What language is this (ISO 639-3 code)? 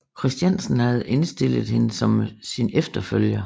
dan